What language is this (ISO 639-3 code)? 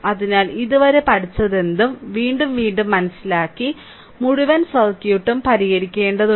mal